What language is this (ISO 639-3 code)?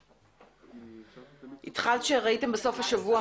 heb